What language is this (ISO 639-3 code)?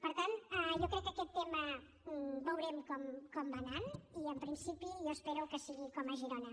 cat